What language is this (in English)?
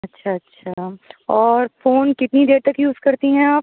Urdu